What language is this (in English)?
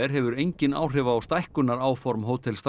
Icelandic